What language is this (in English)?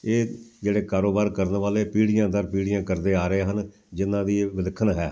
Punjabi